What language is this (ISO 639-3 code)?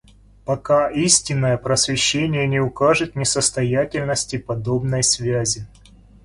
rus